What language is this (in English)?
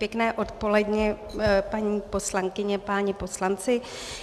Czech